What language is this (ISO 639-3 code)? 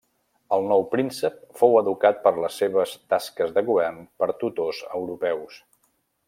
cat